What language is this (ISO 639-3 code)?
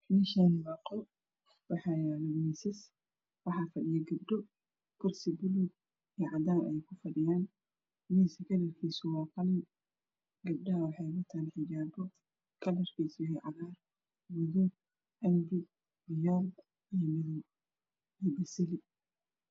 som